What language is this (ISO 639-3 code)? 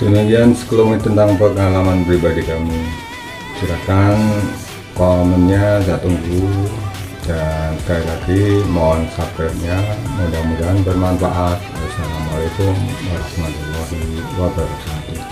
ind